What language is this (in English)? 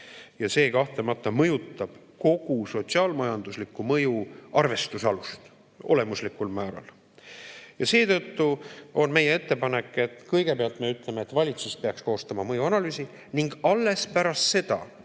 Estonian